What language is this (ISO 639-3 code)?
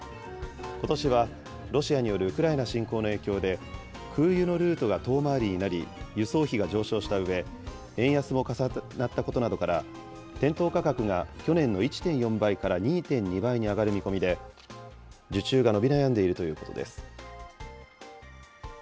jpn